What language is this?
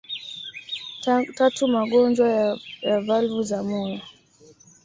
Swahili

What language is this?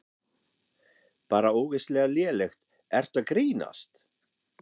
Icelandic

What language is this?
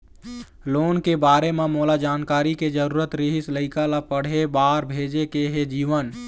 Chhattisgarhi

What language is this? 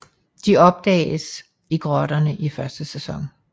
Danish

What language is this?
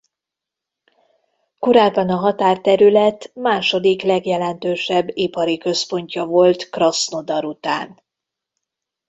Hungarian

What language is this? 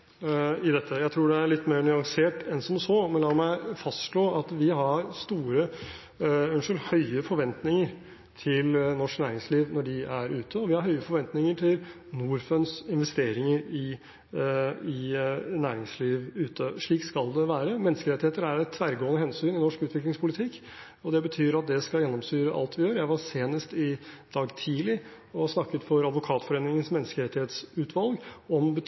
Norwegian Bokmål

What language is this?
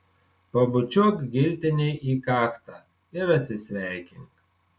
Lithuanian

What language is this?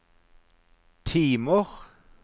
Norwegian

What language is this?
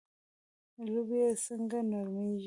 Pashto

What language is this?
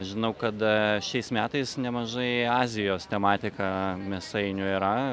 Lithuanian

